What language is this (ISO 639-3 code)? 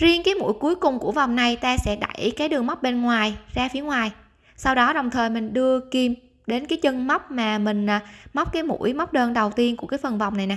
vie